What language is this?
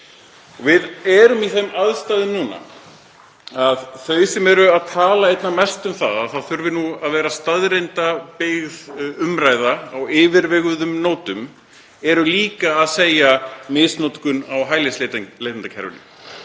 Icelandic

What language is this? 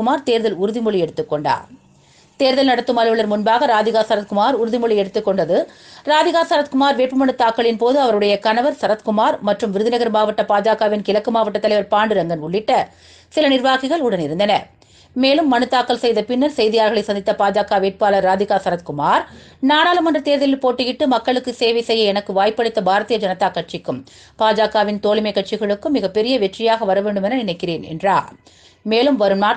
Tamil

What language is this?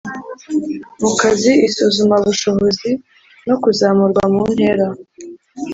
Kinyarwanda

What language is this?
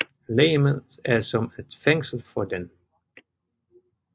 Danish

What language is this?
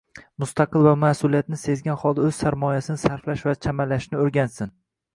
Uzbek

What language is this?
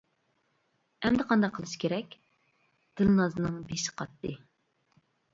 Uyghur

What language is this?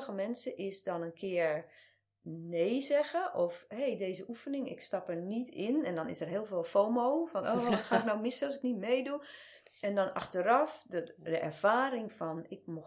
Dutch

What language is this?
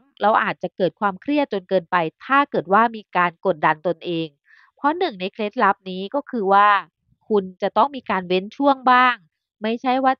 Thai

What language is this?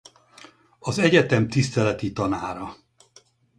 Hungarian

